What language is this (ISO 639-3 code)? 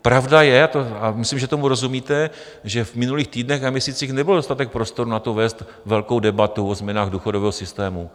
ces